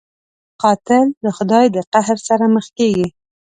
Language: Pashto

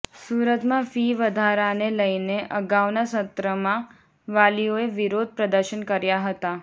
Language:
Gujarati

